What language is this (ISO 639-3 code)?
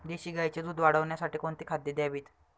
mar